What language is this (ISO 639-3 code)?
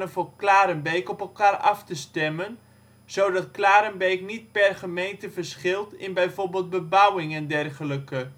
nld